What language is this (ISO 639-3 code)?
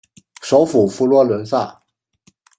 zho